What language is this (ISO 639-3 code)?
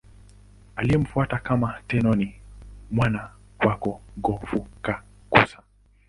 swa